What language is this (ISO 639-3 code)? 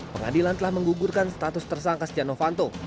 ind